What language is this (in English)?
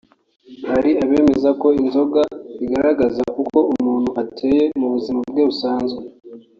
Kinyarwanda